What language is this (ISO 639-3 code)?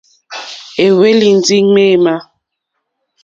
bri